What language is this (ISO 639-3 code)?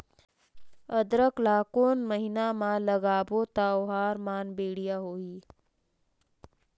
hne